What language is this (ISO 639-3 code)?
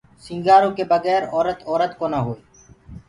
ggg